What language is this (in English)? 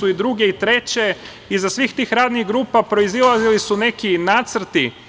Serbian